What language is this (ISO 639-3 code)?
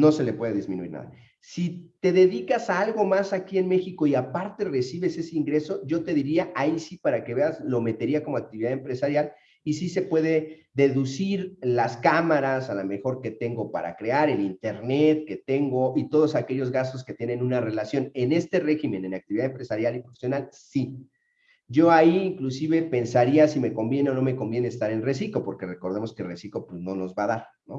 spa